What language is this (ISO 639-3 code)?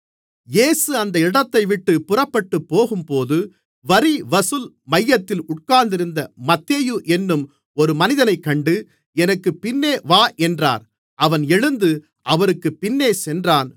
tam